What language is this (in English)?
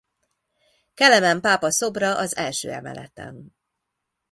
Hungarian